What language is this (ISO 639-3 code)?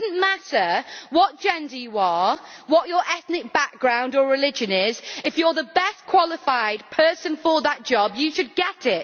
eng